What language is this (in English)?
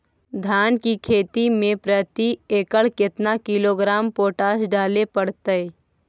Magahi